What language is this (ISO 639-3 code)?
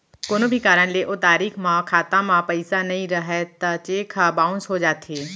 hne